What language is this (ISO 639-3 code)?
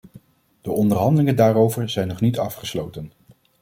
nld